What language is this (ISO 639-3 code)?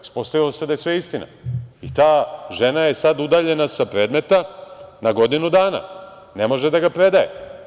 srp